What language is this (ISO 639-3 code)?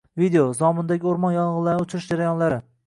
uzb